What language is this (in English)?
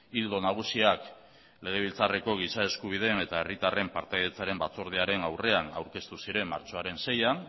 Basque